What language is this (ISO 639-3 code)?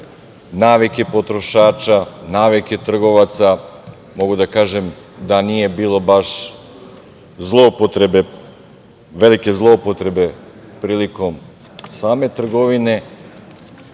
srp